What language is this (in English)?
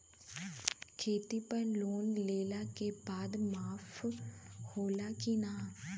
Bhojpuri